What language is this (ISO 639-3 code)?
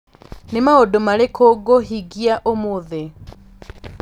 kik